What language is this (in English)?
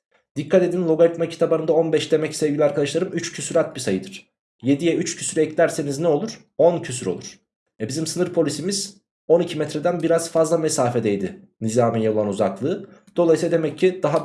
Turkish